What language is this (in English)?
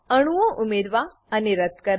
Gujarati